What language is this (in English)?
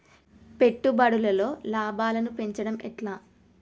Telugu